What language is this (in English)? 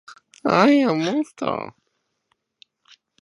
Japanese